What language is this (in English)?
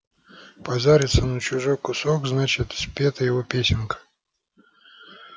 Russian